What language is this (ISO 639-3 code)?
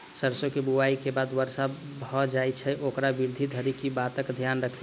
mai